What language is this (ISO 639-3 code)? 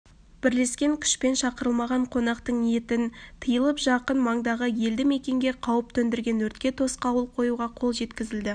kaz